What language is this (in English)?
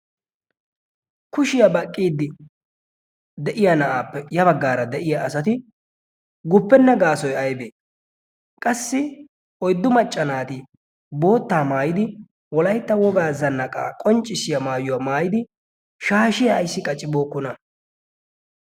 Wolaytta